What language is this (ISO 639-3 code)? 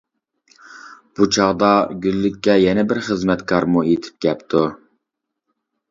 uig